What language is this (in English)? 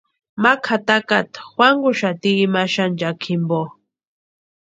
Western Highland Purepecha